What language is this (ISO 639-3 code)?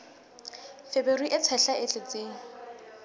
sot